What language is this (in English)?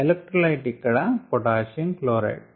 Telugu